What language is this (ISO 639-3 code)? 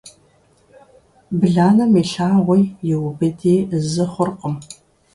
kbd